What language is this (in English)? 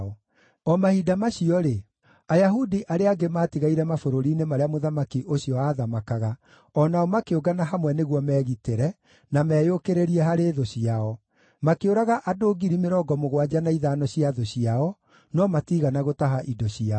Kikuyu